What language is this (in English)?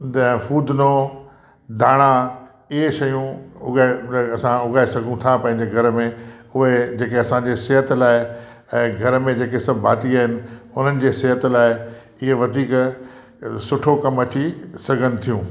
Sindhi